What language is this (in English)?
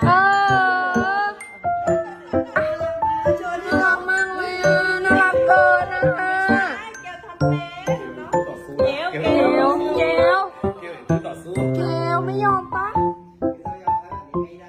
Thai